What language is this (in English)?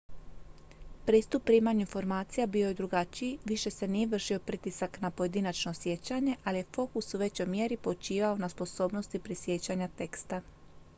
Croatian